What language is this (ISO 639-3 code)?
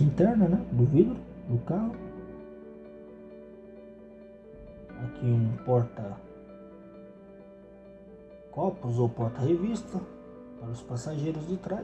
por